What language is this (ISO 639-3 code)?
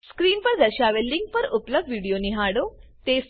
guj